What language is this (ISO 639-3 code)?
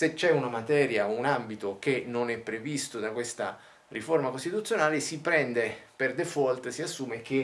ita